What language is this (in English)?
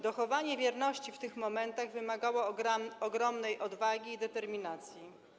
Polish